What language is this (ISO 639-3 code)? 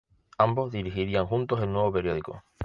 spa